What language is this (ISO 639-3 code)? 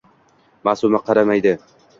uzb